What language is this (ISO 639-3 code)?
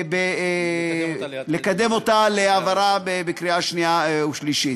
heb